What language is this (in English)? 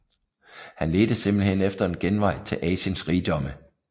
Danish